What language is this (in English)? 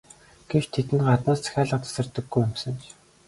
Mongolian